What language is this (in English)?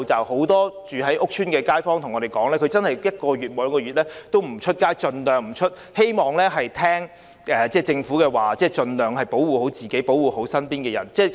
Cantonese